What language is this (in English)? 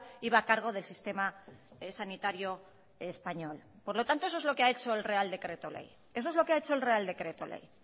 Spanish